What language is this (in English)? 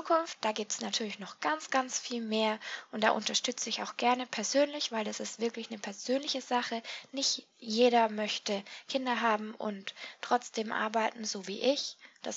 German